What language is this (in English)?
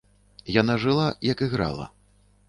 Belarusian